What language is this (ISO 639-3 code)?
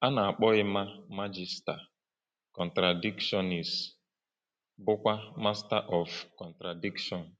ibo